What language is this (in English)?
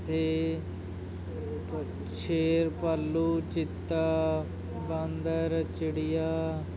Punjabi